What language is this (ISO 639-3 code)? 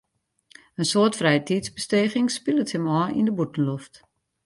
fry